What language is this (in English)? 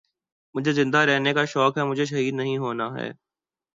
Urdu